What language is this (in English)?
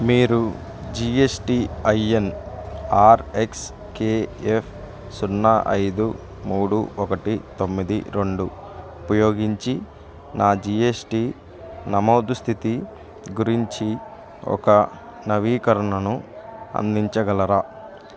Telugu